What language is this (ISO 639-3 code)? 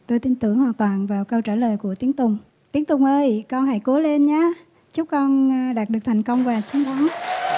vie